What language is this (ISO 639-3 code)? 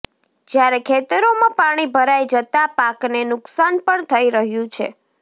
guj